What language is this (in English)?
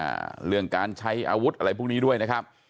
Thai